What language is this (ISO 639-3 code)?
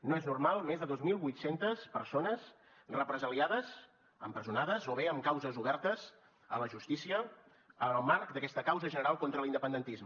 cat